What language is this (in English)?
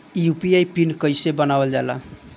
Bhojpuri